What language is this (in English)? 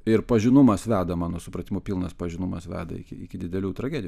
Lithuanian